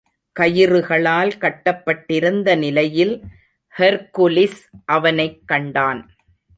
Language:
Tamil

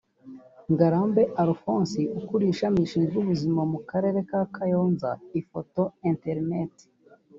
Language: Kinyarwanda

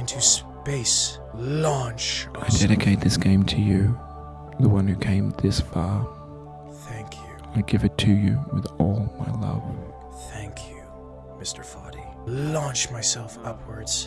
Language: English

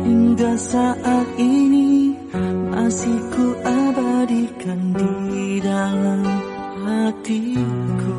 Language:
Indonesian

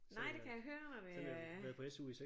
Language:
Danish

